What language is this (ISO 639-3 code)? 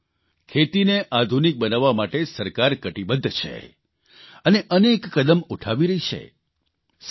guj